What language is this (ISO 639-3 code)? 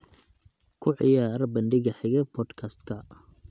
som